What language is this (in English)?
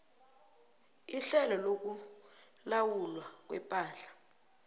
South Ndebele